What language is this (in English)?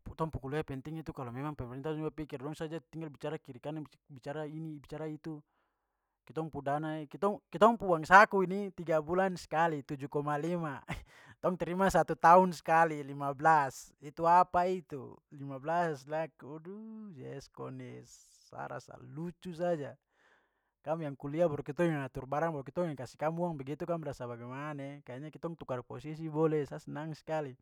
Papuan Malay